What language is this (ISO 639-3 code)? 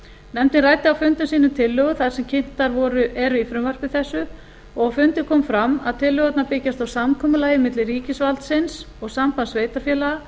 isl